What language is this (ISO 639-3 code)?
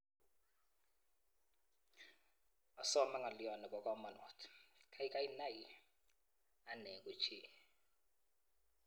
kln